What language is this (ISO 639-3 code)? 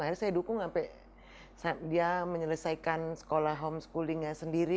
ind